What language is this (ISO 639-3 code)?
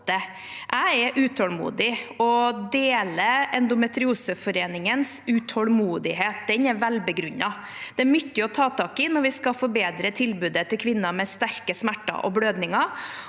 nor